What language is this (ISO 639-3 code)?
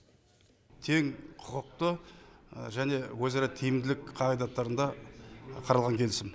kaz